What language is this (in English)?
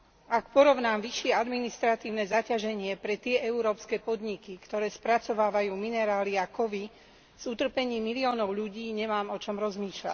Slovak